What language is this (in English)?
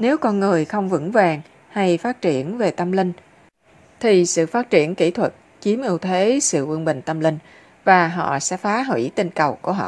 Vietnamese